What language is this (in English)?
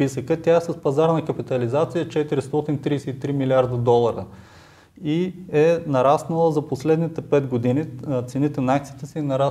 Bulgarian